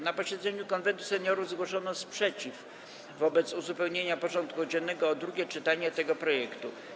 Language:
Polish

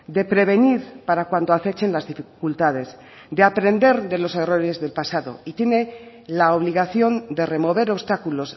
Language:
Spanish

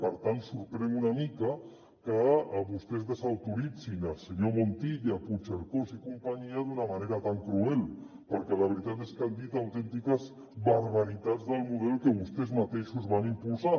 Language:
Catalan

